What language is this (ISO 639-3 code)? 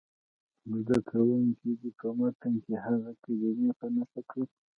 pus